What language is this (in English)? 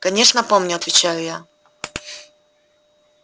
Russian